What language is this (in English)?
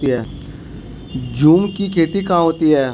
Hindi